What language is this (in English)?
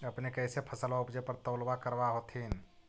Magahi